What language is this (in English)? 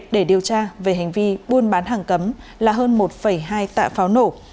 Vietnamese